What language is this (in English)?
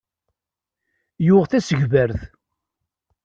Kabyle